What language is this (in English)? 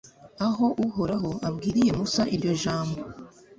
Kinyarwanda